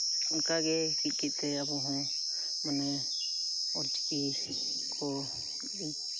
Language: Santali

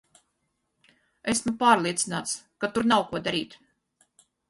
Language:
Latvian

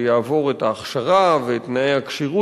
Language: Hebrew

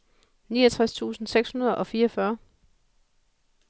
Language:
Danish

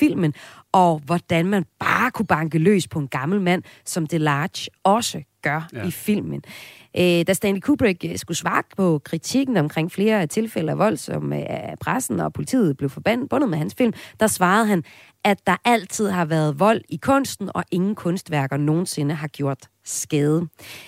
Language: Danish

